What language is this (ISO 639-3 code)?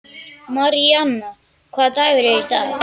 isl